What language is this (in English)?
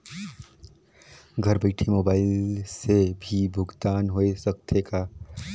Chhattisgarhi